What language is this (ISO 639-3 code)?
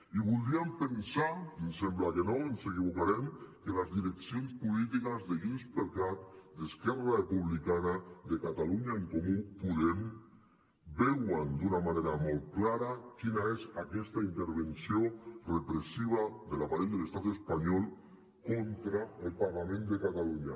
cat